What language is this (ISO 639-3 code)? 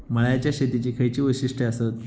mar